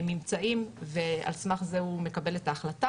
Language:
Hebrew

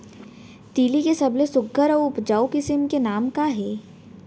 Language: Chhattisgarhi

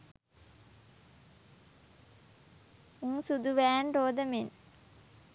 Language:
Sinhala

